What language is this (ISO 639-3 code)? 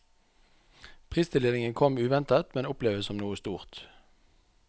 nor